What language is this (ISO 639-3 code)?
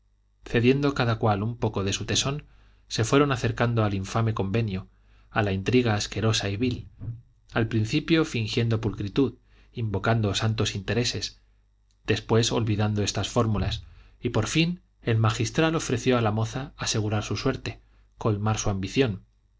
spa